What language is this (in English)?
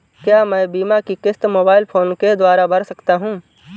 Hindi